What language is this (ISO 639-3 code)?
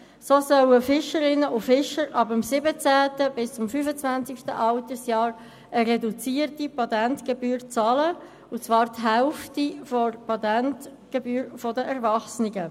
gsw